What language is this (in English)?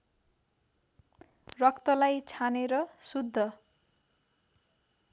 Nepali